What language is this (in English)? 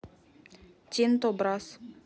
Russian